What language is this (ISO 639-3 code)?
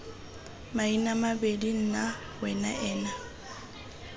tsn